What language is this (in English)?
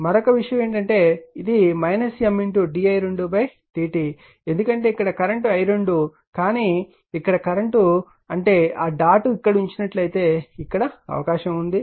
Telugu